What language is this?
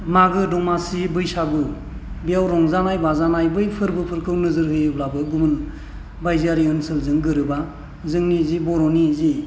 Bodo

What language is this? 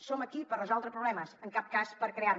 Catalan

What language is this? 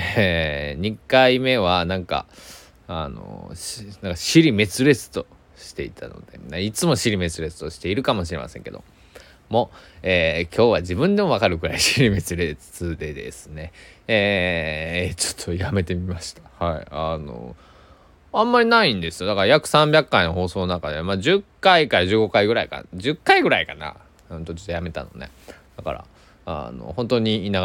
Japanese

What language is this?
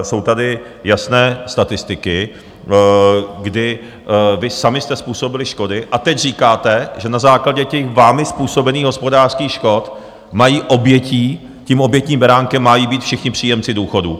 Czech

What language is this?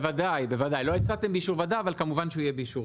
Hebrew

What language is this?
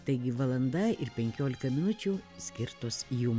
Lithuanian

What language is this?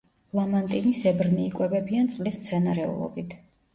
Georgian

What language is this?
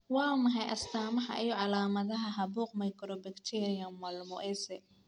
Somali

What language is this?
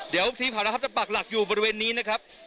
Thai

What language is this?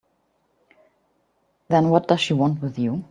English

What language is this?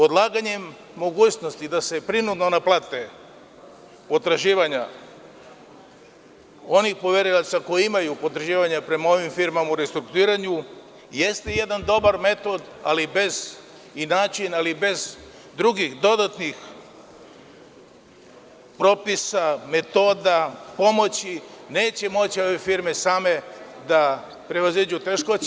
Serbian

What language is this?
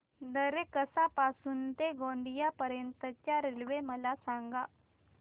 Marathi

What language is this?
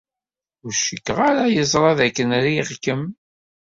Kabyle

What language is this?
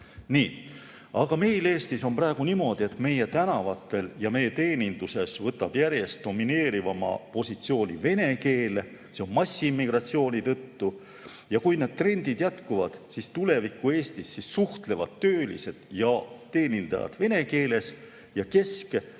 Estonian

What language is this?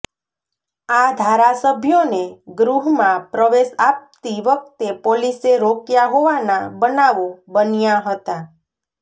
Gujarati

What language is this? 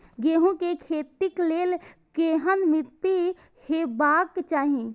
Maithili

